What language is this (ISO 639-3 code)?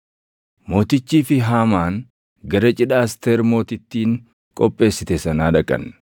orm